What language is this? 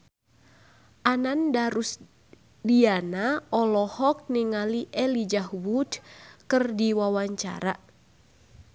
Sundanese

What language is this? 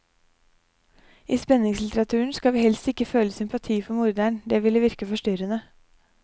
Norwegian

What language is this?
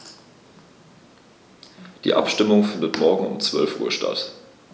German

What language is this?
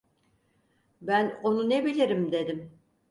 Turkish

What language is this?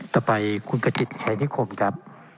Thai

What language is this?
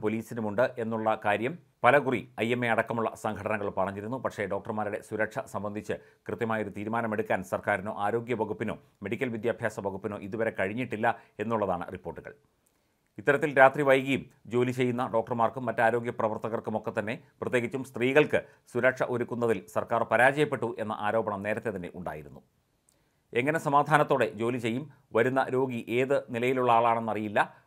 Malayalam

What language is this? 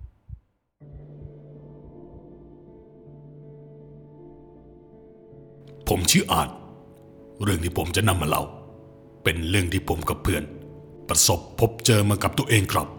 Thai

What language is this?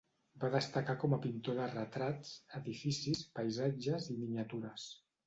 Catalan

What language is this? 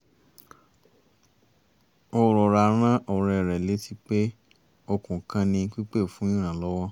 Yoruba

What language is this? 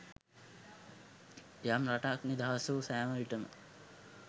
Sinhala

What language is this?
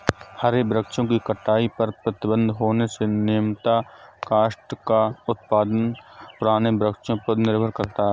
Hindi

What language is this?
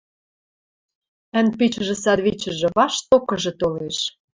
Western Mari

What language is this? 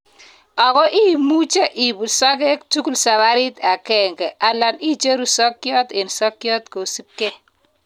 Kalenjin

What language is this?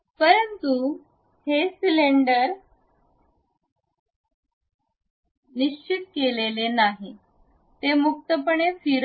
Marathi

